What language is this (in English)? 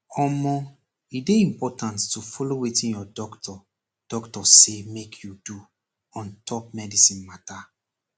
Nigerian Pidgin